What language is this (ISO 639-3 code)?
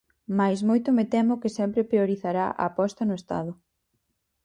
glg